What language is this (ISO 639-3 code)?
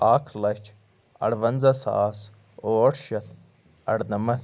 kas